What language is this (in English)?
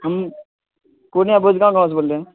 Urdu